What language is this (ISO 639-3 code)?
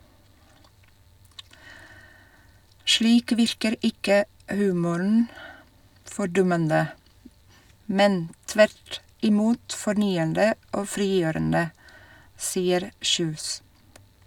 nor